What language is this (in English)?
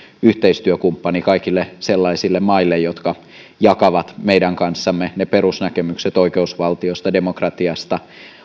Finnish